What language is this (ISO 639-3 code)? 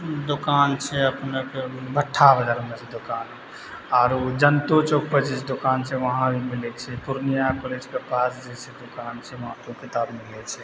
mai